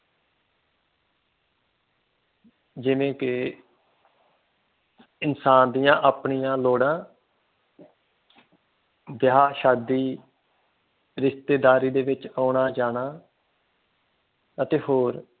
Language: Punjabi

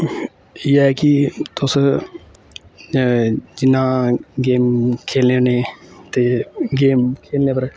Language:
Dogri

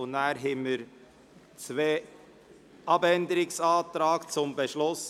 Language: Swiss German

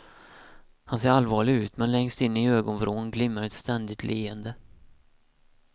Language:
Swedish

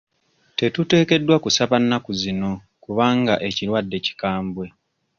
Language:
Ganda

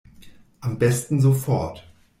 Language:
German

